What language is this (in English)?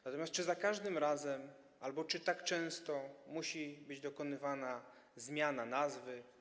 Polish